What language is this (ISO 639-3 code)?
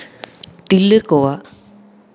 sat